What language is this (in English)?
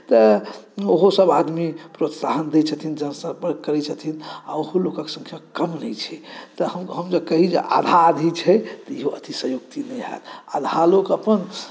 Maithili